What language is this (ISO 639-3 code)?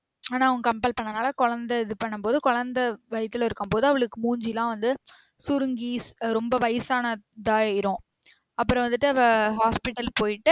tam